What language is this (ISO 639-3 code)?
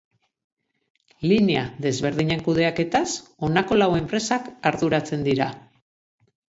eus